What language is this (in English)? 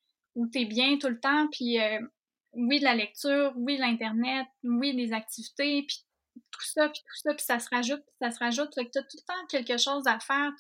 French